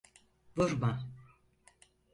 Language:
Turkish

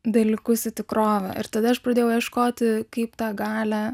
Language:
Lithuanian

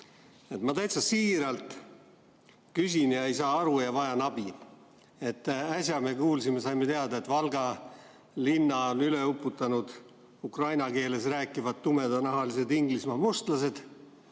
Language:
Estonian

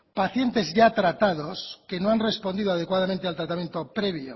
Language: Spanish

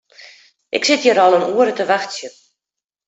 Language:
Western Frisian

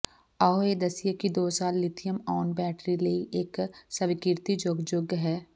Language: Punjabi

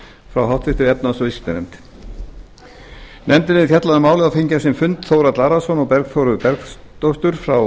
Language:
Icelandic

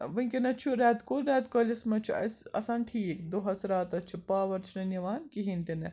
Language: Kashmiri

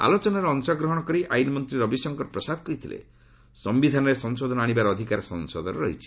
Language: Odia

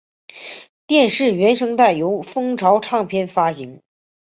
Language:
Chinese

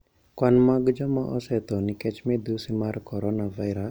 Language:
Luo (Kenya and Tanzania)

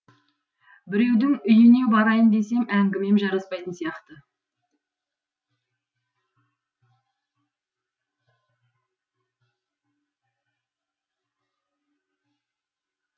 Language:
Kazakh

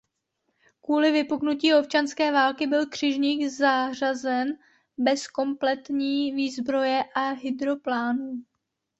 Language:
Czech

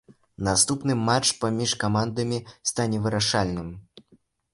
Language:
Belarusian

